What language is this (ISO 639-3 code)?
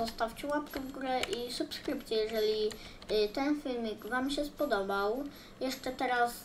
pol